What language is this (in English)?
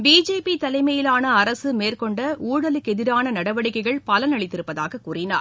Tamil